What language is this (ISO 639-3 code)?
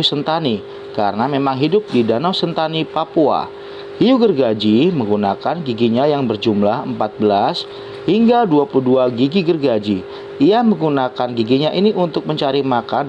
ind